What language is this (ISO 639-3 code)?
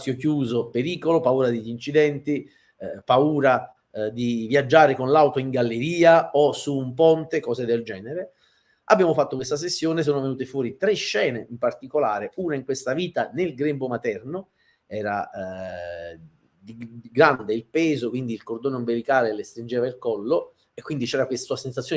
ita